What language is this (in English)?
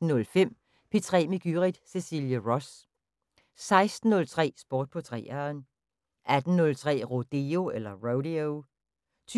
Danish